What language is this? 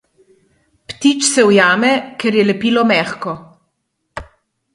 Slovenian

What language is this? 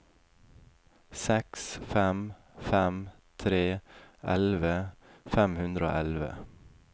Norwegian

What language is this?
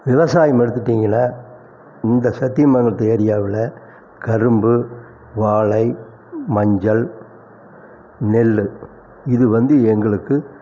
Tamil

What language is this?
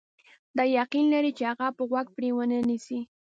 Pashto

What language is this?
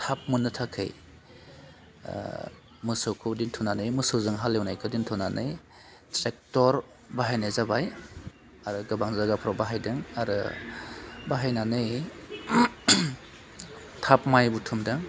Bodo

